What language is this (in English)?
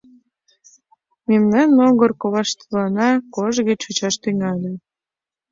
Mari